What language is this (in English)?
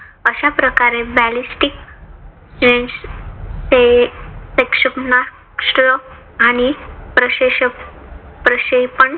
Marathi